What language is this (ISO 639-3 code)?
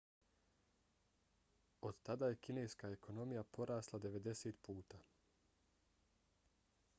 bos